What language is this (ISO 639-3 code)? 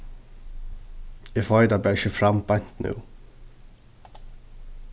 fao